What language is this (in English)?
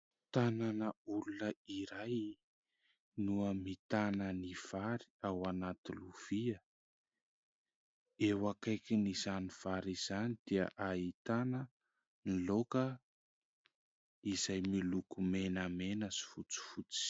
Malagasy